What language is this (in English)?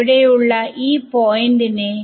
Malayalam